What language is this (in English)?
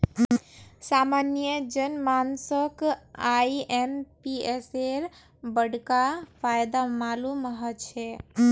Magahi